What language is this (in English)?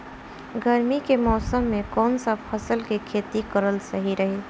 Bhojpuri